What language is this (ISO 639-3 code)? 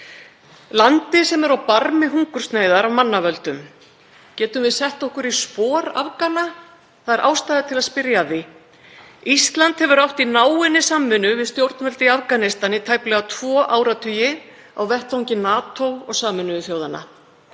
isl